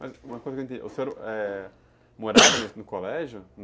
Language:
Portuguese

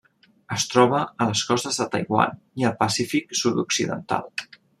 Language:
Catalan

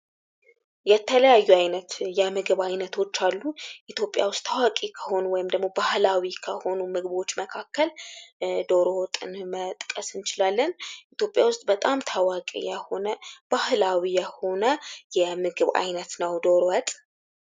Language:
Amharic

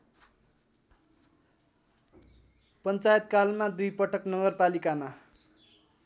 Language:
Nepali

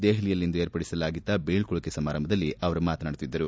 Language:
Kannada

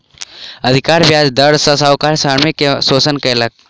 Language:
Maithili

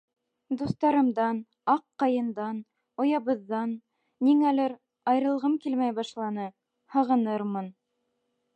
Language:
Bashkir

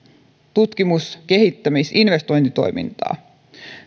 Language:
Finnish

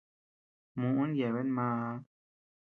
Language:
Tepeuxila Cuicatec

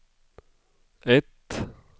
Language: Swedish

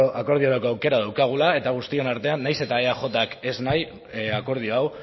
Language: Basque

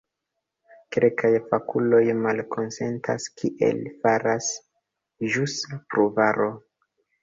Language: Esperanto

